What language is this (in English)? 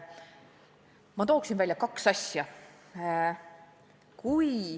Estonian